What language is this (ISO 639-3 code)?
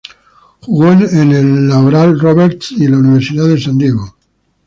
spa